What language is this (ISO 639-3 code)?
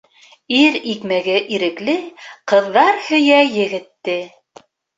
bak